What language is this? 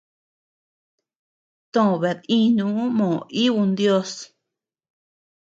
Tepeuxila Cuicatec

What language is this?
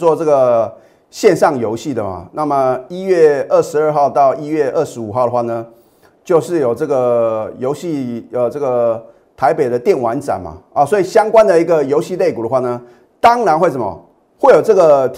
Chinese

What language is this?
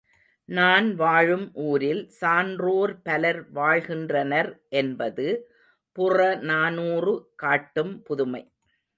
Tamil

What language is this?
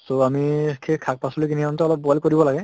Assamese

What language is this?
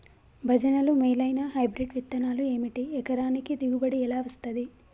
Telugu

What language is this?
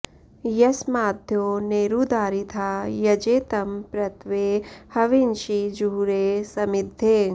Sanskrit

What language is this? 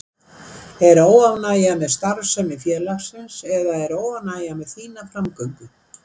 Icelandic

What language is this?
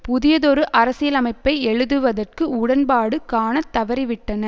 Tamil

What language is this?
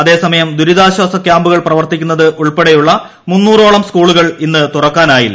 Malayalam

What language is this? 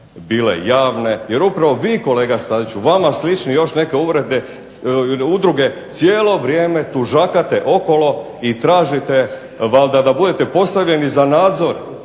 Croatian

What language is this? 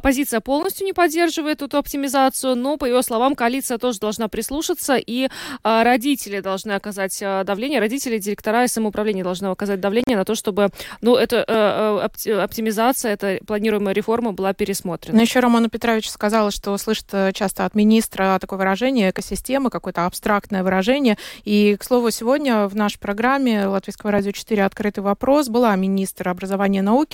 Russian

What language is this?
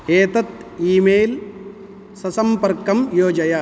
Sanskrit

